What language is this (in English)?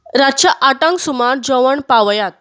Konkani